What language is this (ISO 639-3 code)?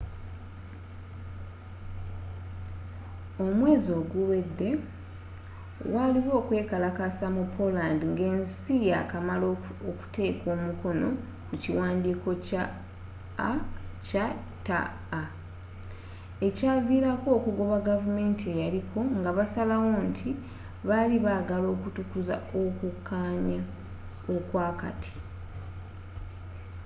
lug